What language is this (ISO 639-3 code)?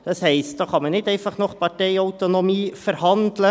gsw